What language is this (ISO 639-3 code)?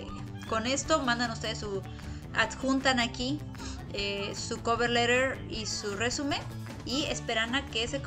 spa